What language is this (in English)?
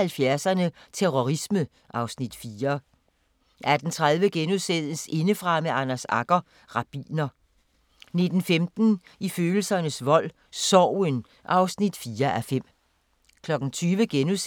Danish